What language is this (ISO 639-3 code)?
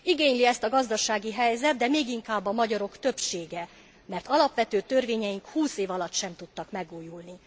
hun